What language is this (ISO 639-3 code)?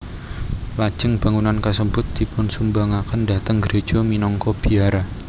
jav